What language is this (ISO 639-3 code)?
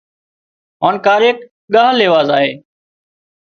kxp